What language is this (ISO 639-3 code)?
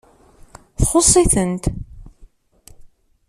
kab